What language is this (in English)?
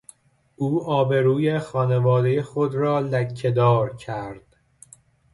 Persian